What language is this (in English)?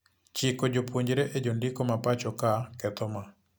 Luo (Kenya and Tanzania)